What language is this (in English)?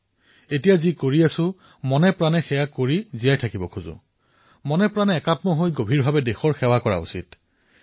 Assamese